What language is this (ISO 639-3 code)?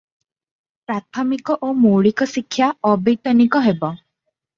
ori